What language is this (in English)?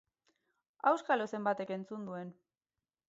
Basque